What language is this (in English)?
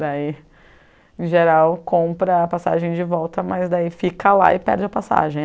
Portuguese